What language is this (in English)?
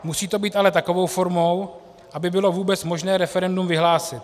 Czech